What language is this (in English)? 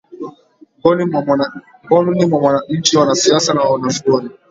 Swahili